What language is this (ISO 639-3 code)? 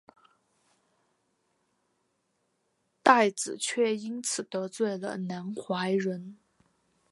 zho